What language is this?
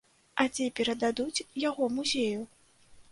Belarusian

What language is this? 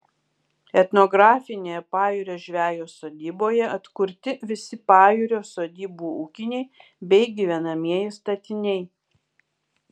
Lithuanian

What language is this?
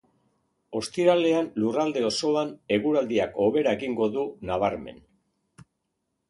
Basque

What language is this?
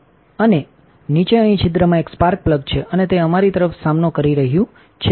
Gujarati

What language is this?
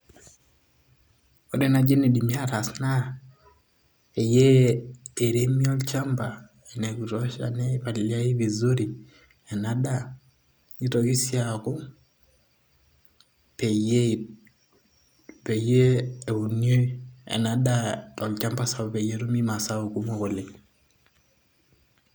Masai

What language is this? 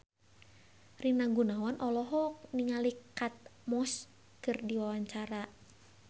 Sundanese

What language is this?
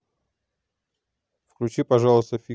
Russian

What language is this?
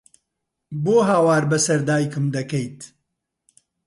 Central Kurdish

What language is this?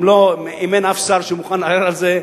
Hebrew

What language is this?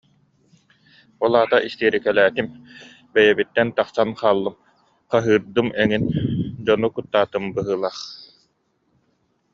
Yakut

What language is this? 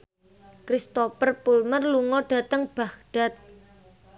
Javanese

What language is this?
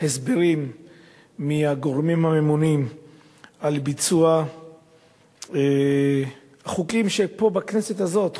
Hebrew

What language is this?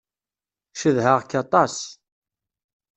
Kabyle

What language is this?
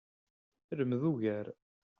Kabyle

